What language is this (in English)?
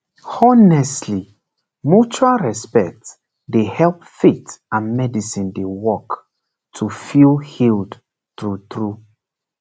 Nigerian Pidgin